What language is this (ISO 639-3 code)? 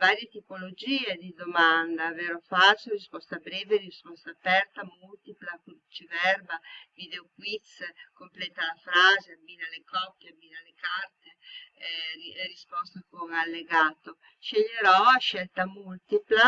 ita